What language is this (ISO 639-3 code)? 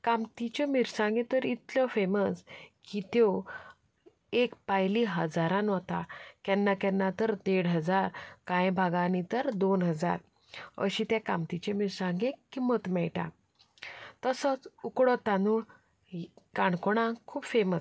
kok